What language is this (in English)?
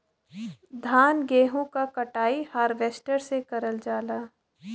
Bhojpuri